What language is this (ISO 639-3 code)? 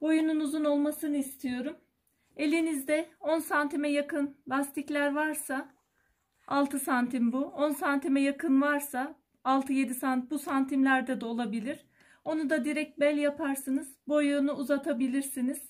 tur